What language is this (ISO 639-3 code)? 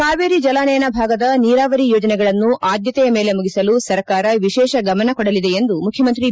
kan